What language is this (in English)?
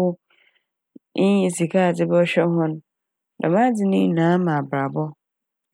Akan